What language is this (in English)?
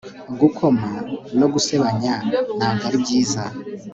Kinyarwanda